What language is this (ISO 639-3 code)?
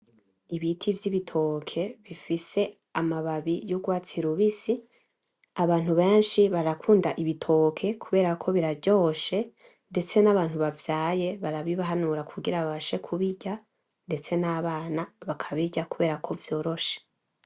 run